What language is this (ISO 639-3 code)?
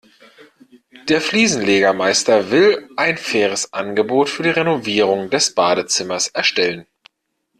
deu